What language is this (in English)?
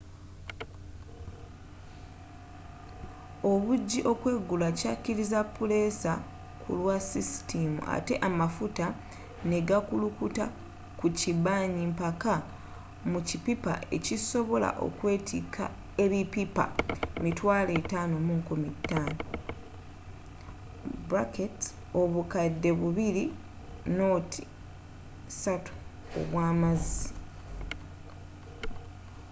Ganda